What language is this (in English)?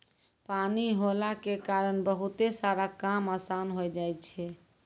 Maithili